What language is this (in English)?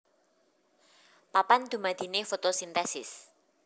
Javanese